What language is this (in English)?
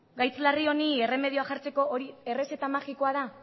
Basque